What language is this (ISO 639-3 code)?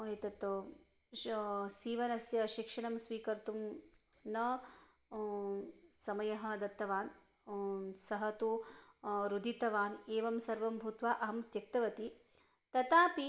san